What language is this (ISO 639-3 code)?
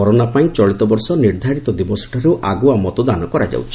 ori